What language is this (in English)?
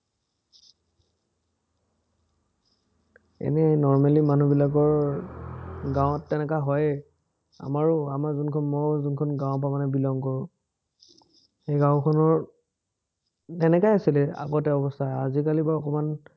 Assamese